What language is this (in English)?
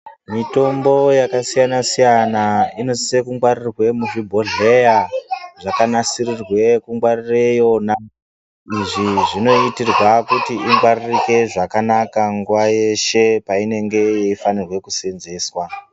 Ndau